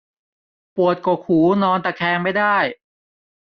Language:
Thai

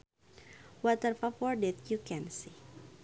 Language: Sundanese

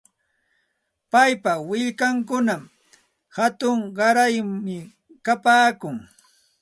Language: Santa Ana de Tusi Pasco Quechua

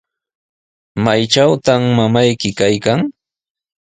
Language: Sihuas Ancash Quechua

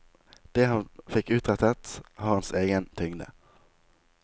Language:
Norwegian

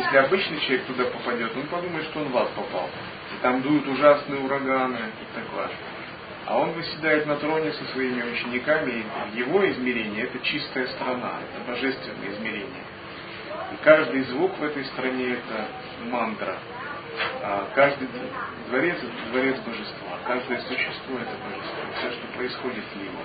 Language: Russian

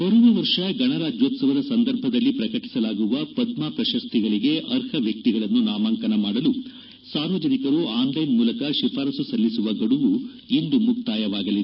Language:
Kannada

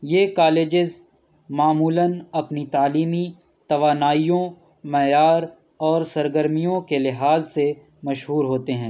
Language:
Urdu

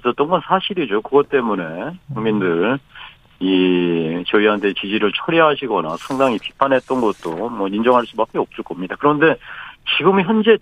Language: Korean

